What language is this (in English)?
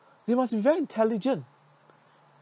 English